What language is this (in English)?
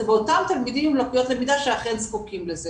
Hebrew